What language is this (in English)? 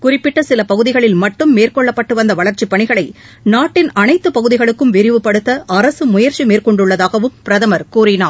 Tamil